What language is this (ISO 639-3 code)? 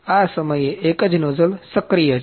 guj